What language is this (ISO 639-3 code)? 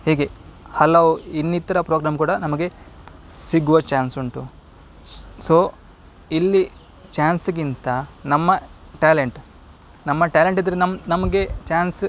kan